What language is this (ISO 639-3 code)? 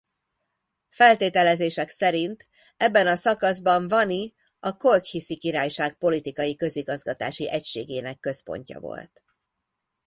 hun